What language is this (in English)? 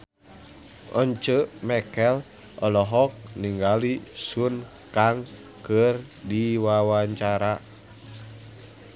Sundanese